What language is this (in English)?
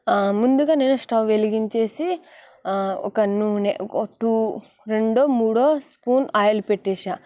Telugu